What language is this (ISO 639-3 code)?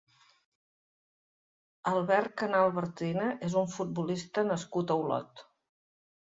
cat